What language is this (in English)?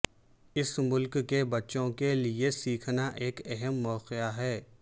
Urdu